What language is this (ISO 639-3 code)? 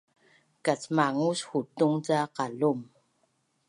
bnn